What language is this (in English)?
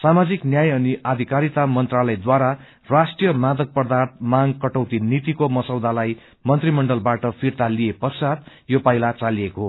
Nepali